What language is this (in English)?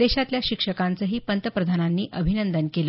Marathi